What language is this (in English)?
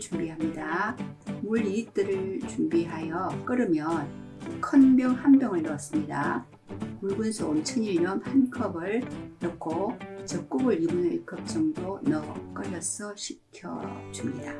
Korean